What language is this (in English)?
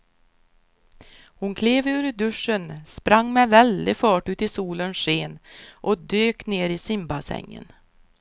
Swedish